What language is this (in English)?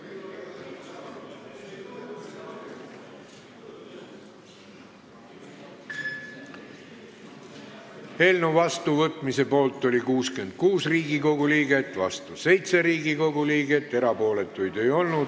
Estonian